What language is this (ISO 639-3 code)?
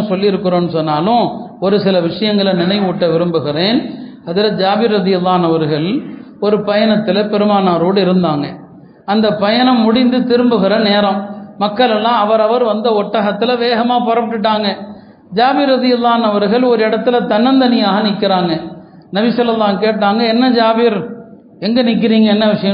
tam